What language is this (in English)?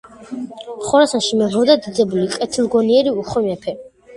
Georgian